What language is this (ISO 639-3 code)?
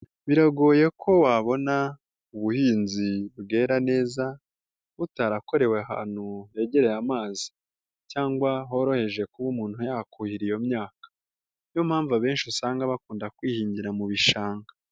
kin